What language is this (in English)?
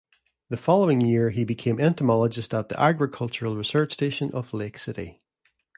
English